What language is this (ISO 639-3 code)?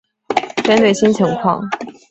zho